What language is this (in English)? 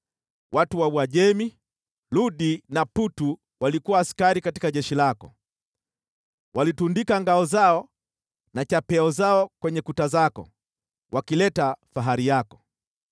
Swahili